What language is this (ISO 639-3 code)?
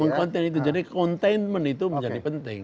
ind